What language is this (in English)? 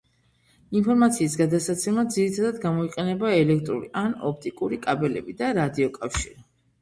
Georgian